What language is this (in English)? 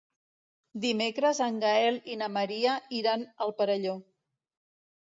Catalan